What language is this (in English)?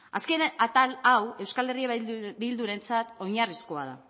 Basque